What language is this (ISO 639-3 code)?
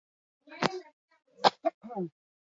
eus